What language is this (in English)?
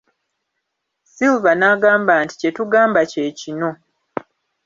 Ganda